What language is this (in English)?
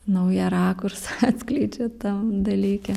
Lithuanian